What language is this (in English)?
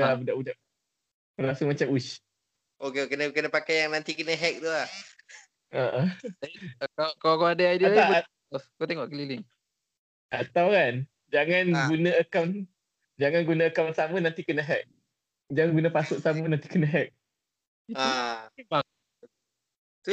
Malay